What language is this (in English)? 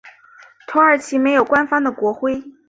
Chinese